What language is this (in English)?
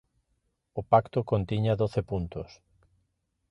Galician